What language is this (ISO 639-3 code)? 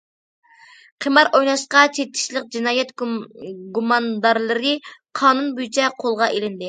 uig